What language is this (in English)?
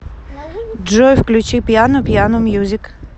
Russian